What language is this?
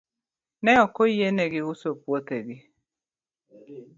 Luo (Kenya and Tanzania)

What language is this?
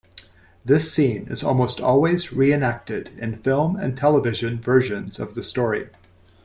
English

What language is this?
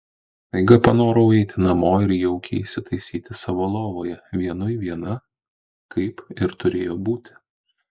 Lithuanian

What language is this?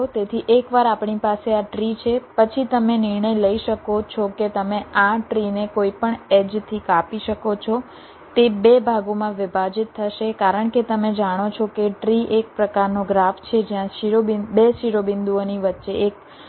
Gujarati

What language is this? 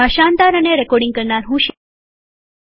Gujarati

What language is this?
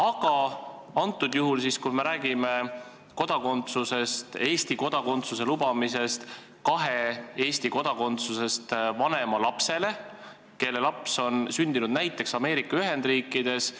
Estonian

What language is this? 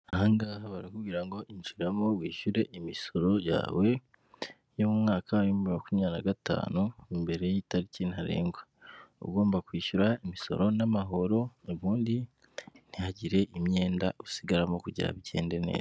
Kinyarwanda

